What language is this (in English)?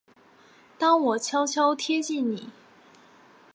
Chinese